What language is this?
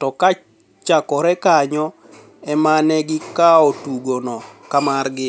Luo (Kenya and Tanzania)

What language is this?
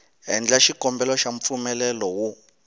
Tsonga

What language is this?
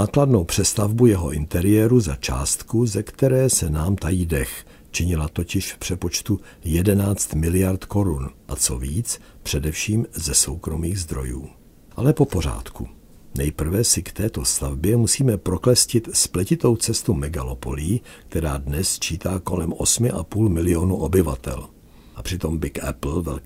Czech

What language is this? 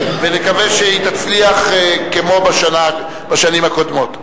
Hebrew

